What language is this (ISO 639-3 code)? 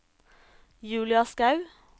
nor